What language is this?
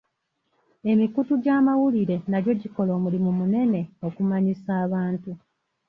Ganda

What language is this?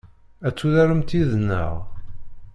Kabyle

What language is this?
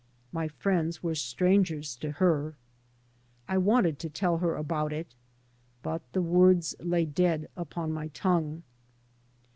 English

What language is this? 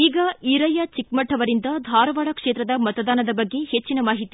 Kannada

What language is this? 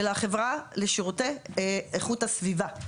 Hebrew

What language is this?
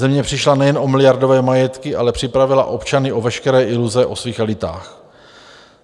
Czech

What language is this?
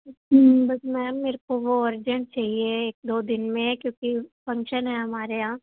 Punjabi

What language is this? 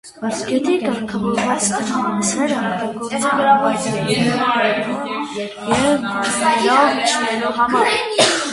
Armenian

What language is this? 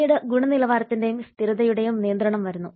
Malayalam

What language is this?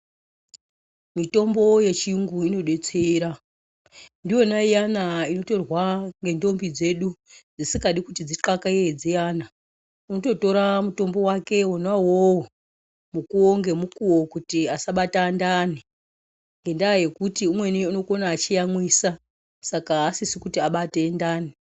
Ndau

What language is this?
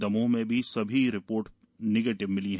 Hindi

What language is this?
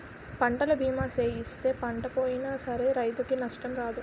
Telugu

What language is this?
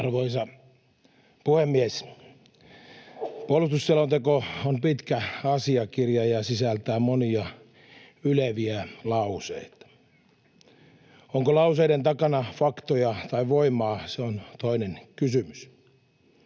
Finnish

